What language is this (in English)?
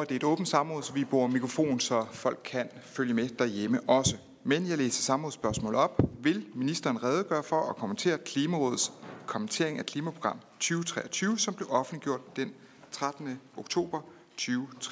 Danish